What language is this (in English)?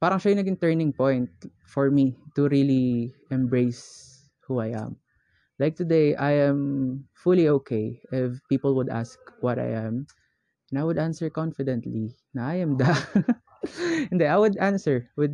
Filipino